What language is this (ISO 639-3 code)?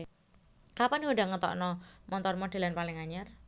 jav